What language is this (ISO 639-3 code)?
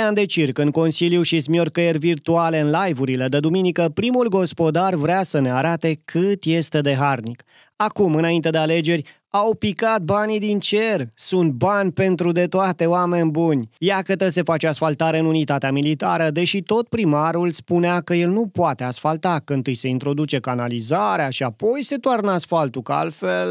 ron